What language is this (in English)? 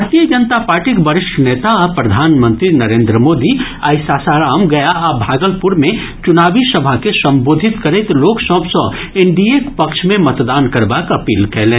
Maithili